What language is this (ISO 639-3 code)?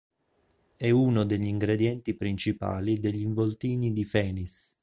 ita